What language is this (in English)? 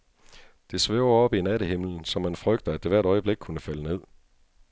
Danish